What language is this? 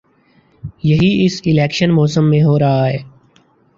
Urdu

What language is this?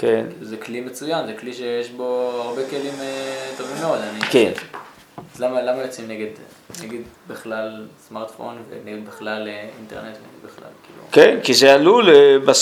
Hebrew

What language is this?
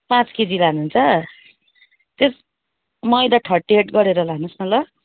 Nepali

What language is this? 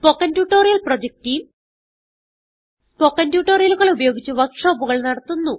Malayalam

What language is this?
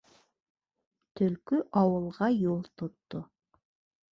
Bashkir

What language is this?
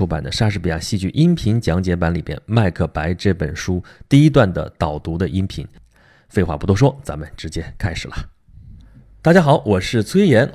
Chinese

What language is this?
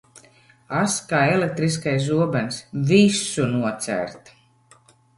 Latvian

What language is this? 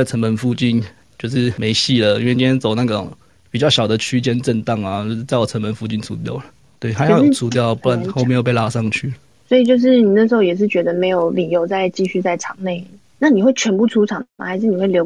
Chinese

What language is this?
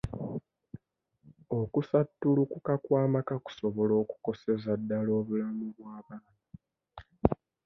Ganda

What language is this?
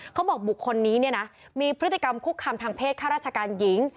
Thai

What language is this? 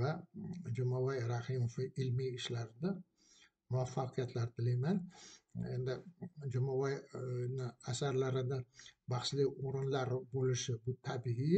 Arabic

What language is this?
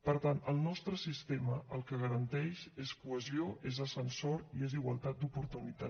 Catalan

